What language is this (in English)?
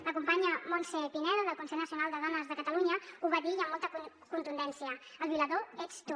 Catalan